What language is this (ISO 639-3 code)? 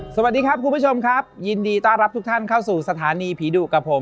tha